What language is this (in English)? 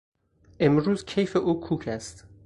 Persian